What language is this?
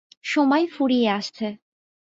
Bangla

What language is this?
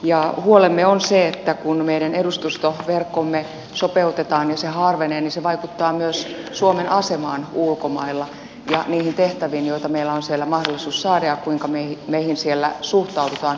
Finnish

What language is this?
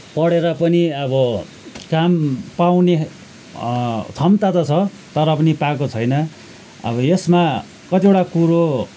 Nepali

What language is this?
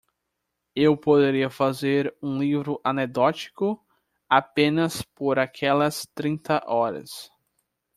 Portuguese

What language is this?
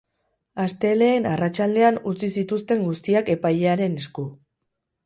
Basque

